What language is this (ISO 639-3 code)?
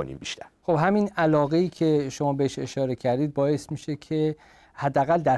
fas